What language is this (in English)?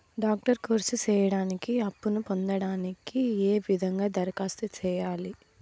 Telugu